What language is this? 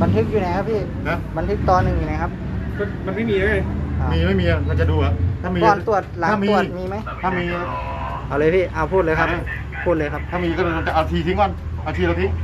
Thai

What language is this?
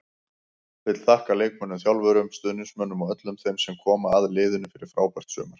Icelandic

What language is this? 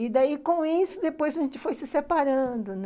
Portuguese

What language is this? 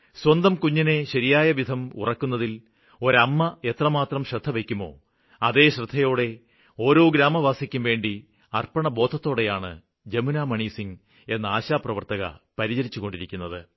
Malayalam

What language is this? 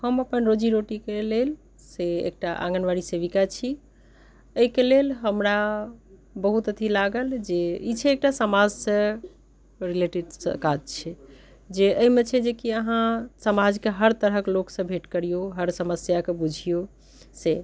Maithili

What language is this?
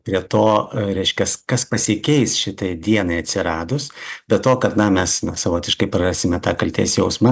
Lithuanian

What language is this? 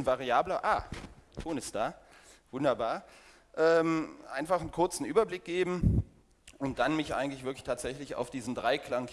German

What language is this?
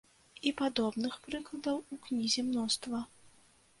Belarusian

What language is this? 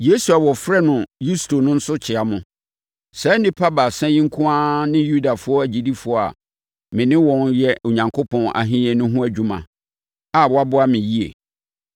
Akan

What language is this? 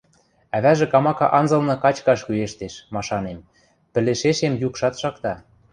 Western Mari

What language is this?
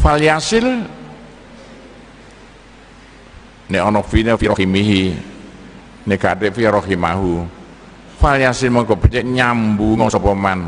Indonesian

